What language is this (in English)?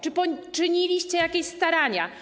Polish